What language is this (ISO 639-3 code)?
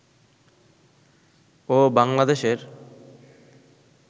ben